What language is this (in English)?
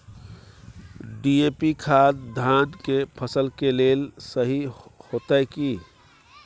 Maithili